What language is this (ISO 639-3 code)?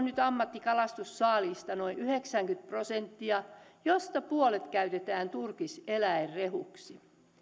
fin